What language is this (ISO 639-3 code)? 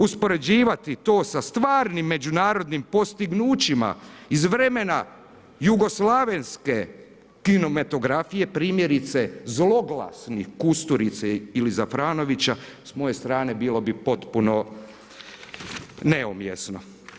hrv